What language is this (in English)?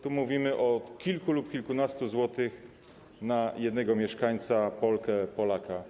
Polish